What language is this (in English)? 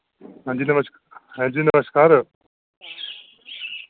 Dogri